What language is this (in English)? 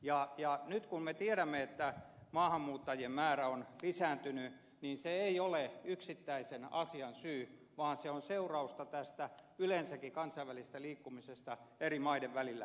Finnish